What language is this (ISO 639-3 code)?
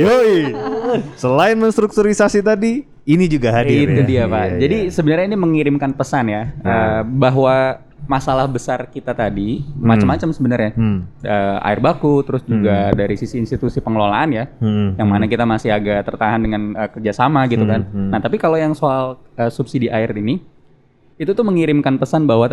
ind